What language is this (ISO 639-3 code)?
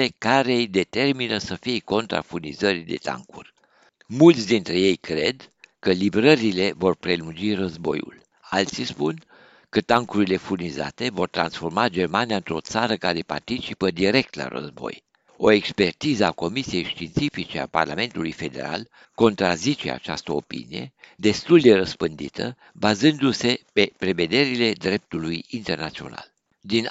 ron